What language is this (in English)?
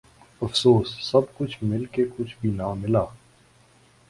Urdu